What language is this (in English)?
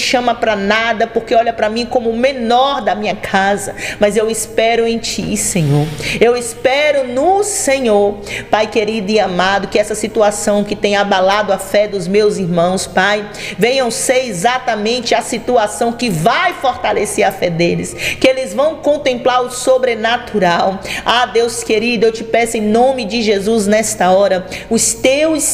Portuguese